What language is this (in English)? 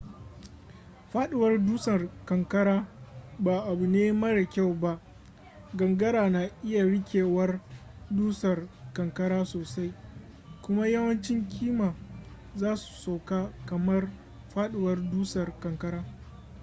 Hausa